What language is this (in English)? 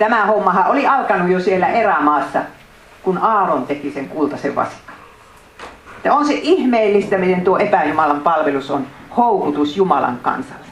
Finnish